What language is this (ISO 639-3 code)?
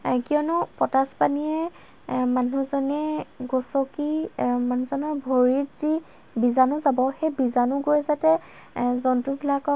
asm